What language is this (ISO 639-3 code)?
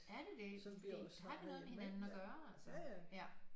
dan